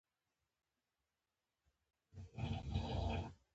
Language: Pashto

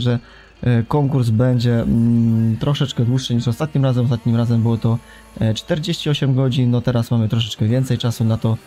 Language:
Polish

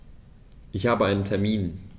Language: German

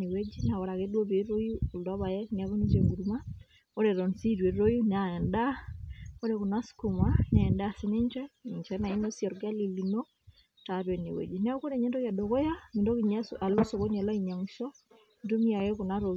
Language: Masai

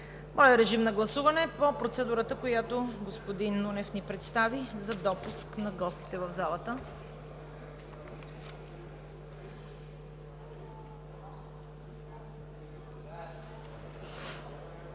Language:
Bulgarian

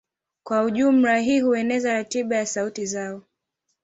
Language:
Swahili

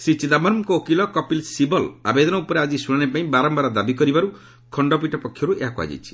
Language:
Odia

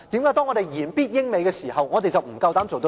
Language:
Cantonese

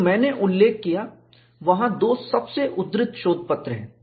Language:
Hindi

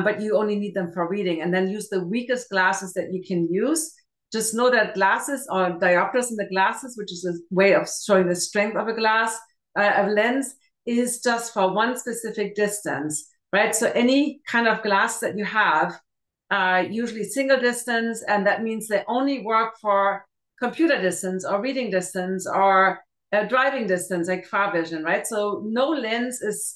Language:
English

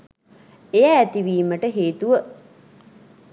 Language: Sinhala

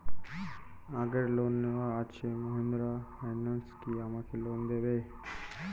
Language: Bangla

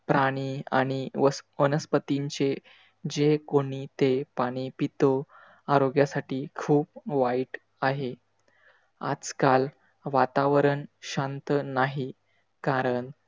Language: Marathi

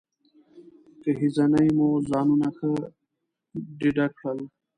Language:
Pashto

